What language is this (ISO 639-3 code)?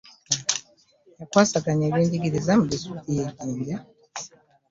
lug